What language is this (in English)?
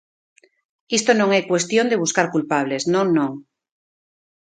Galician